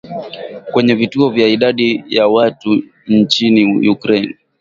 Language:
Swahili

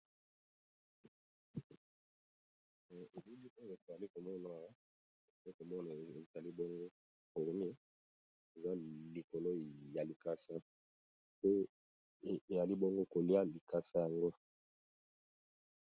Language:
Lingala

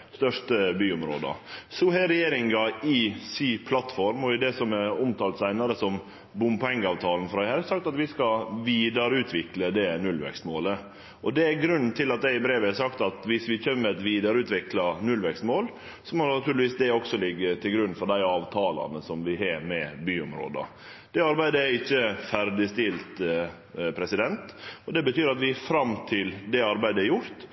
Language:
Norwegian Nynorsk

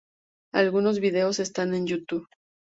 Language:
Spanish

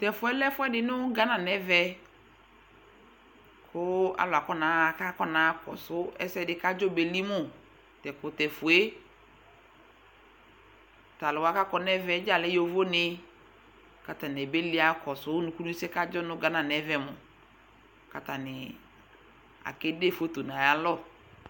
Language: Ikposo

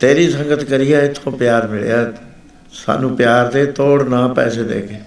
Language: Punjabi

